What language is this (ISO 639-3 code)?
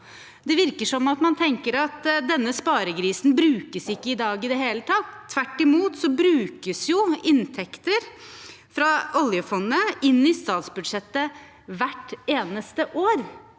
nor